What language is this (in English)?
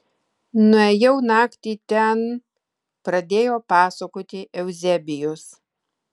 Lithuanian